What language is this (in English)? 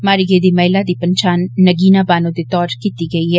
Dogri